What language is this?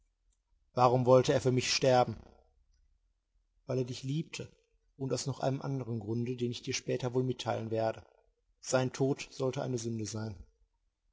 German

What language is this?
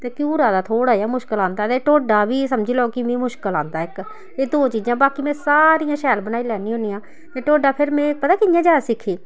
Dogri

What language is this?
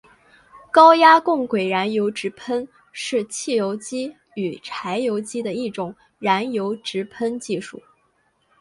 Chinese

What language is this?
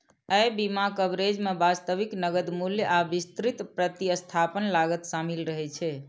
Maithili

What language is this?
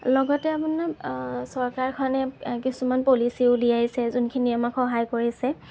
Assamese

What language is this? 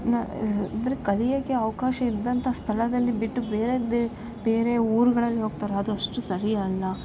Kannada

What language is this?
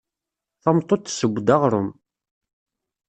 Kabyle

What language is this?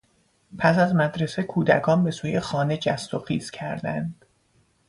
Persian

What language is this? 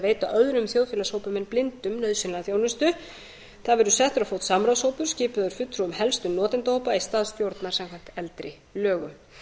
Icelandic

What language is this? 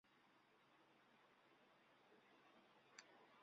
Ganda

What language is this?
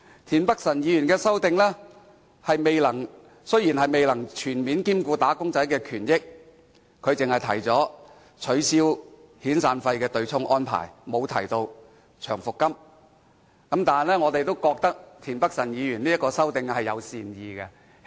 Cantonese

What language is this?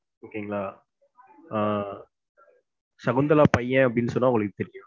Tamil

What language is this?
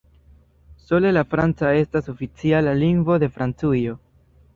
Esperanto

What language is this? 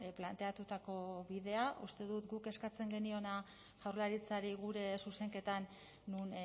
Basque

